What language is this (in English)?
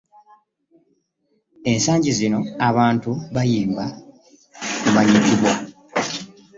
Ganda